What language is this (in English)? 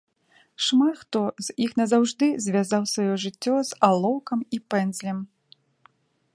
Belarusian